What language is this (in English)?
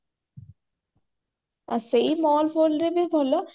Odia